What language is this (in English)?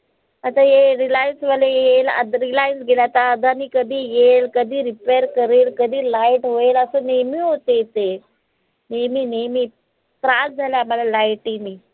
Marathi